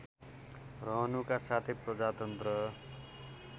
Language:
Nepali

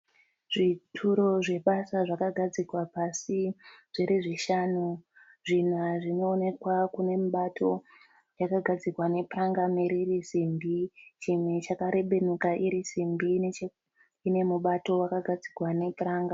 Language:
Shona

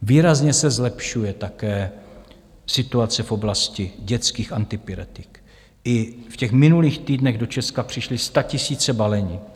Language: Czech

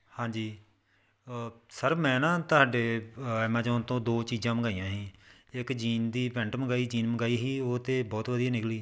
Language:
Punjabi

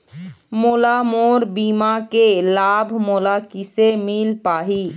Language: Chhattisgarhi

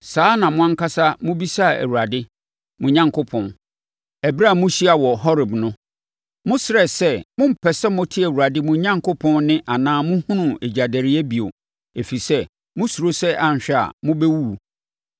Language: Akan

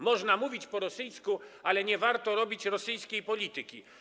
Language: Polish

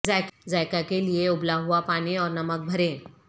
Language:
Urdu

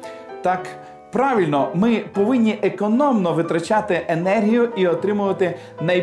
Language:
Ukrainian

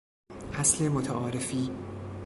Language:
Persian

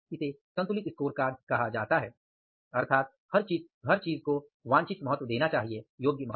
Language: Hindi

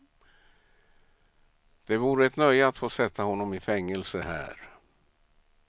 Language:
Swedish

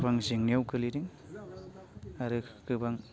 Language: Bodo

